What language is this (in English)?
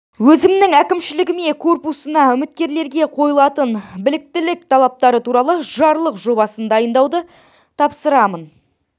Kazakh